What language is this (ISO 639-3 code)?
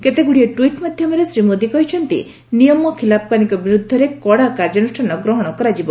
ori